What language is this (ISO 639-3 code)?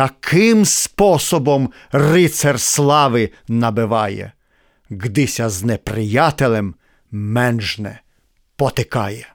ukr